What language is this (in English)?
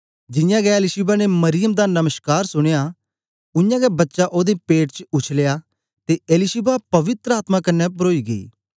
Dogri